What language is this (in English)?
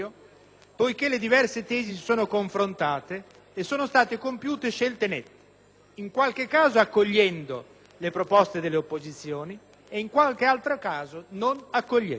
Italian